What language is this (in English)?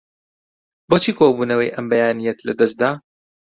Central Kurdish